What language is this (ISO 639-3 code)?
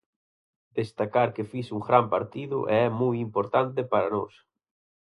glg